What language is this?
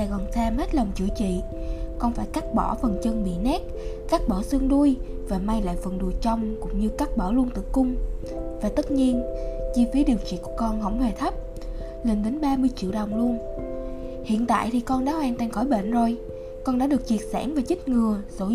Vietnamese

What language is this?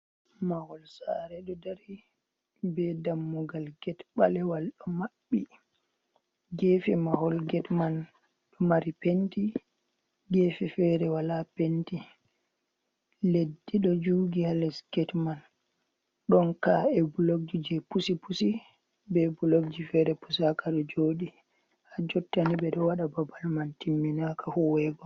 Fula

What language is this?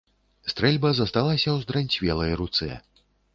Belarusian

